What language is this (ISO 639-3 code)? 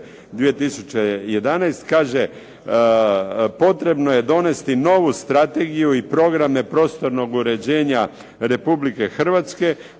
hrv